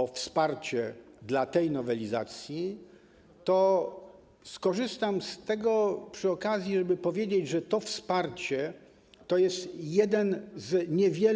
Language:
Polish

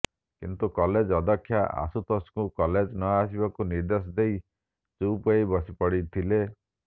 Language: Odia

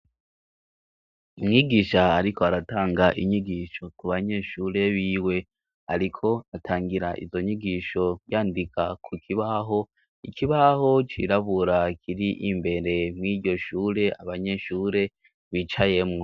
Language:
Rundi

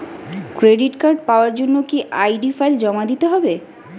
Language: Bangla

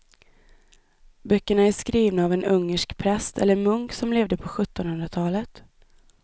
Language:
Swedish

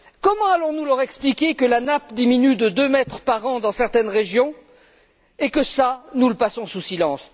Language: French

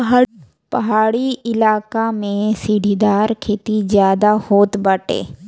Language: Bhojpuri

